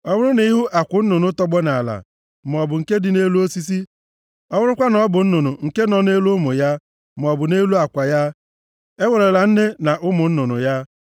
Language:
Igbo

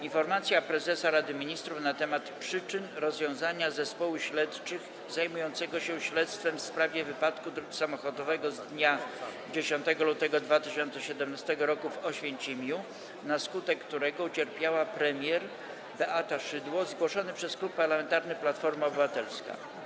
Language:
Polish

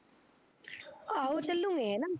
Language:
Punjabi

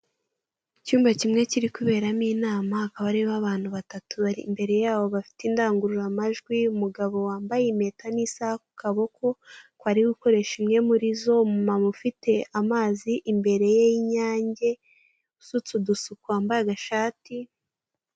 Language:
Kinyarwanda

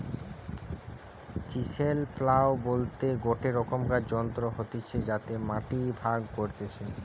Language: Bangla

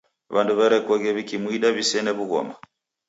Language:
Taita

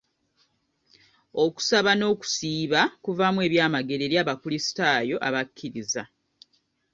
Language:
Ganda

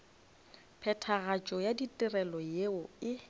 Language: Northern Sotho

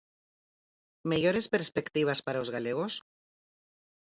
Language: Galician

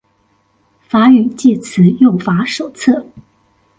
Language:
Chinese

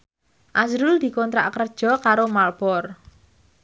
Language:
Javanese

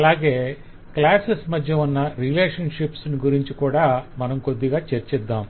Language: Telugu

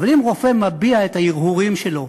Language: Hebrew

